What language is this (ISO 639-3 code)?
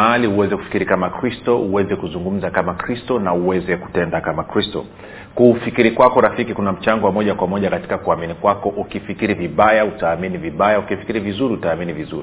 swa